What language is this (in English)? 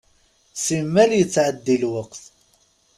Kabyle